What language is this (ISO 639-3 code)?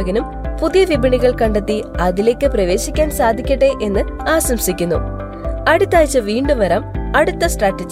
mal